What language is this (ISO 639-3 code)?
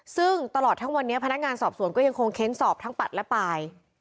tha